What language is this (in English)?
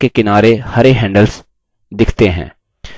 Hindi